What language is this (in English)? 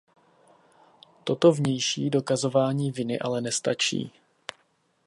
Czech